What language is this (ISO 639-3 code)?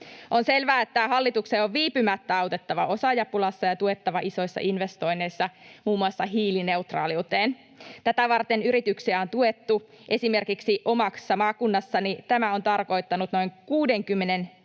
fin